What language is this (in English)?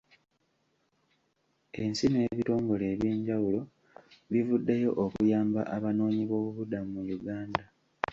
Ganda